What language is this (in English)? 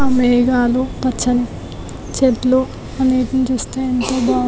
Telugu